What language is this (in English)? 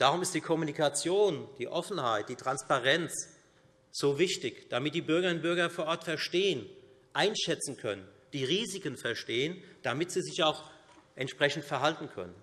German